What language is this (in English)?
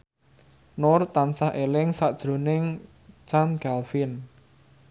Javanese